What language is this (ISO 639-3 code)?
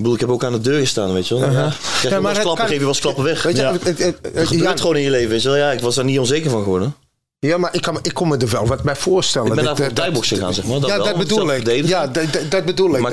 nld